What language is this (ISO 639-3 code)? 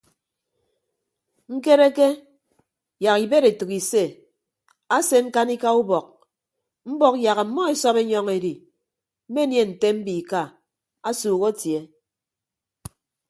ibb